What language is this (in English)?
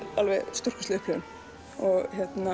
Icelandic